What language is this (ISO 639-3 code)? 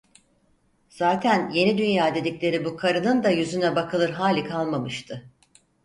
tur